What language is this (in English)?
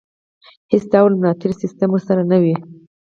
Pashto